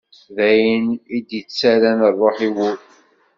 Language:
Kabyle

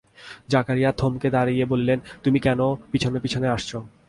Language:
Bangla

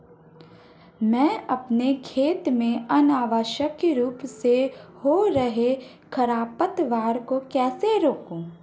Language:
Hindi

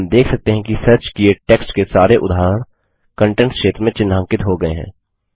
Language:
Hindi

